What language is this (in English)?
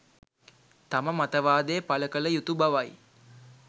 Sinhala